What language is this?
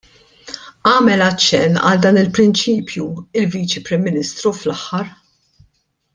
Maltese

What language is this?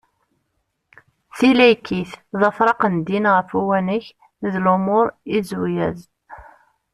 Kabyle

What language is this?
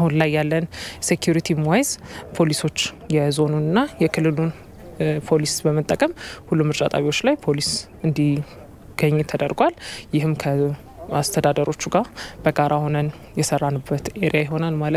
Arabic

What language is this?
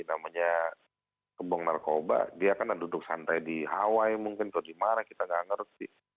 Indonesian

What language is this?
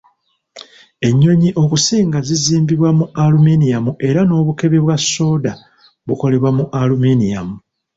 Ganda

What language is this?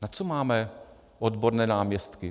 Czech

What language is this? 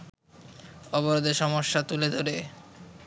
Bangla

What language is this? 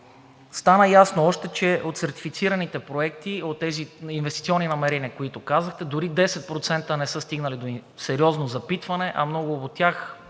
Bulgarian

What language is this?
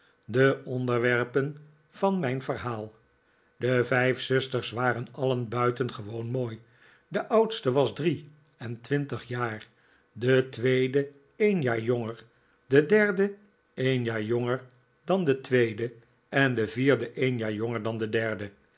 Dutch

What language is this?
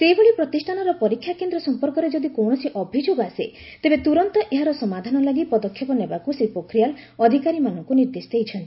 Odia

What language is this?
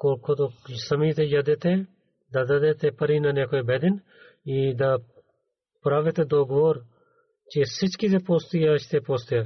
Bulgarian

